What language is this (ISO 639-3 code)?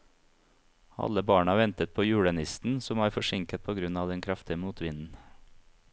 nor